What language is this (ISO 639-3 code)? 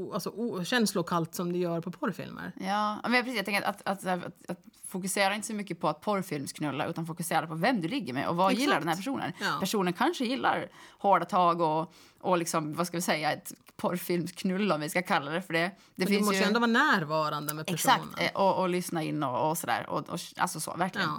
swe